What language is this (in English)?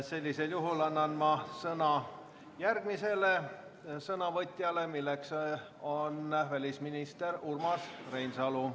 Estonian